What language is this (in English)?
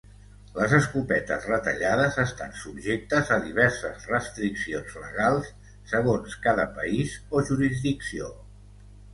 Catalan